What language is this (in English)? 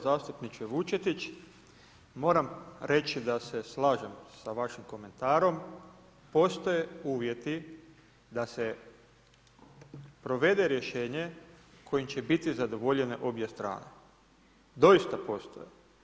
Croatian